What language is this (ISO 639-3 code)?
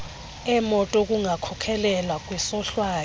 xho